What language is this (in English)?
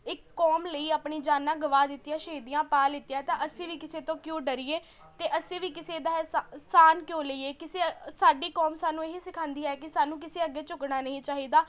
Punjabi